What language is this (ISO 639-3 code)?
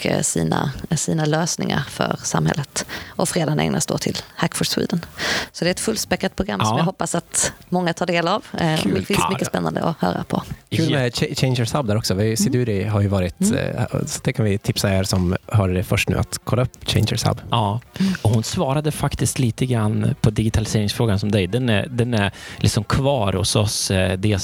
swe